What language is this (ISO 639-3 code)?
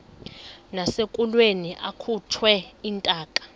xho